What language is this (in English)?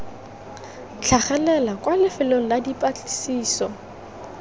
Tswana